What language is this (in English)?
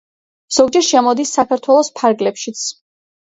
Georgian